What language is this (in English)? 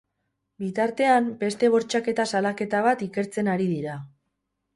Basque